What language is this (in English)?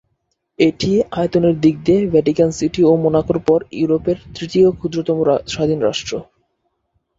Bangla